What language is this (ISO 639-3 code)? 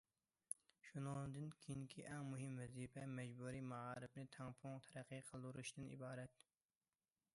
uig